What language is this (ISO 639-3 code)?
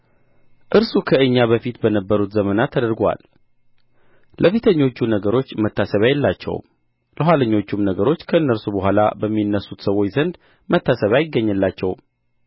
amh